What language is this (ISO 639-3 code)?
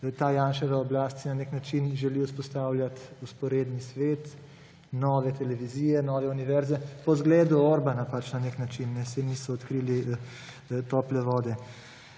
slv